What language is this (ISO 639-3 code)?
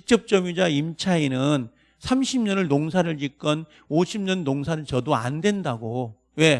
kor